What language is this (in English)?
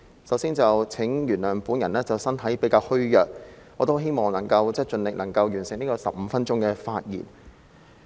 Cantonese